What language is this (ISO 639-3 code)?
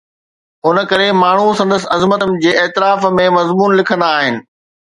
snd